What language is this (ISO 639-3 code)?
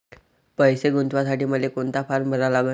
mar